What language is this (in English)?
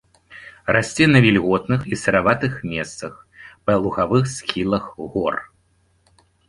Belarusian